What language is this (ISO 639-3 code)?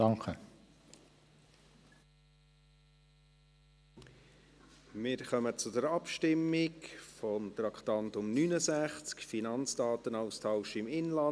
gsw